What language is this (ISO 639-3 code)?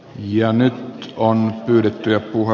fin